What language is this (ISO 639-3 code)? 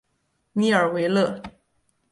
zho